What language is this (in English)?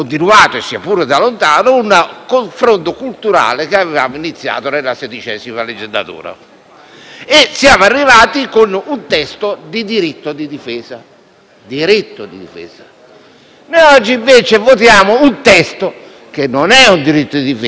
Italian